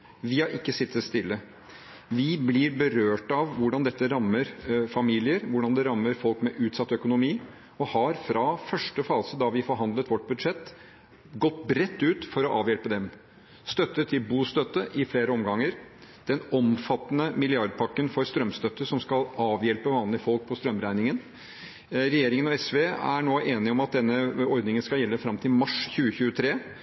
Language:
Norwegian Bokmål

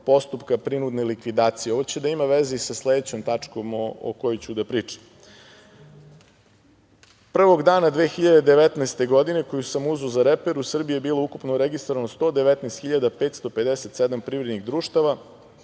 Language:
Serbian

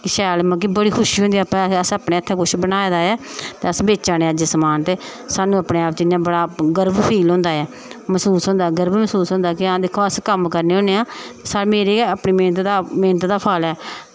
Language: Dogri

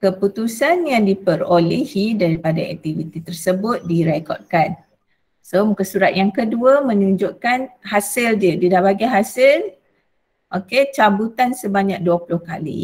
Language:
Malay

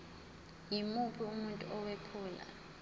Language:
Zulu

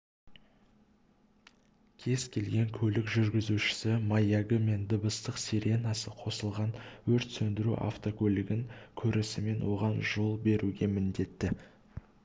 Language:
Kazakh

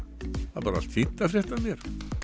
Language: Icelandic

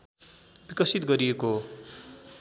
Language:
Nepali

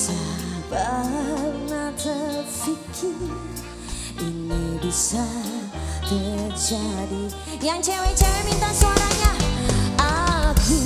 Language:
Indonesian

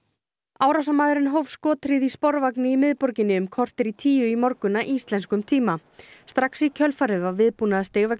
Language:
Icelandic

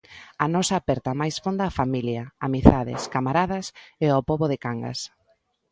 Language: Galician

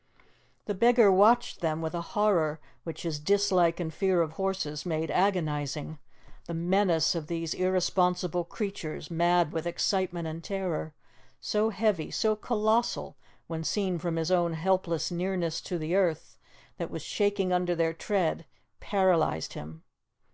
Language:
English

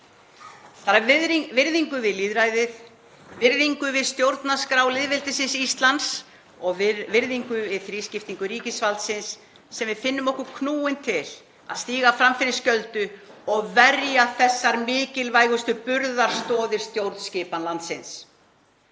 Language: Icelandic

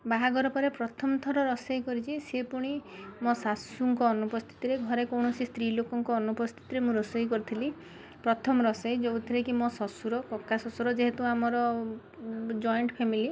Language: Odia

